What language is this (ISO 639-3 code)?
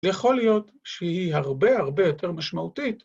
heb